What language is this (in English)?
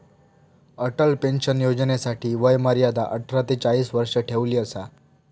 Marathi